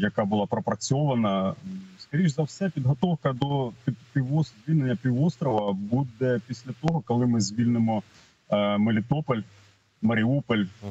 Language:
Ukrainian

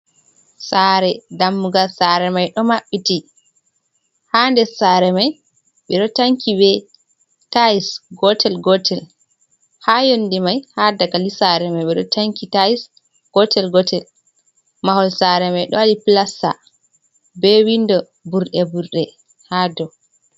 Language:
Fula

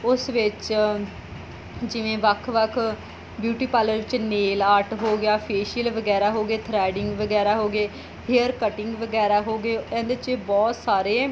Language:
Punjabi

